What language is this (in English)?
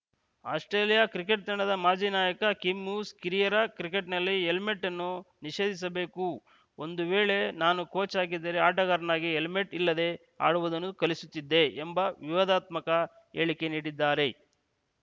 Kannada